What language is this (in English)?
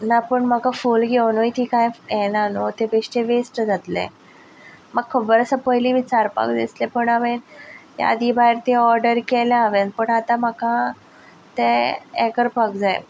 Konkani